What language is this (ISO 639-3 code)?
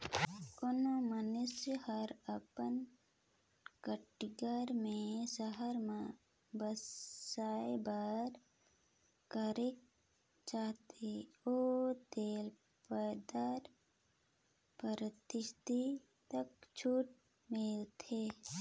hne